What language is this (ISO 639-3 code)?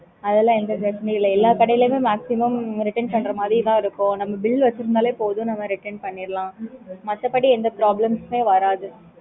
tam